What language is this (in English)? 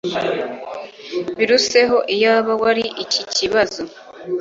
Kinyarwanda